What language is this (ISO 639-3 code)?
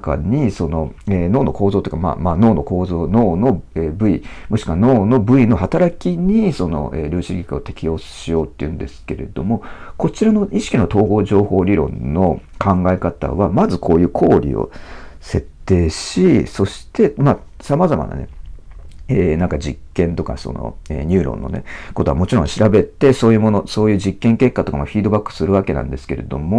jpn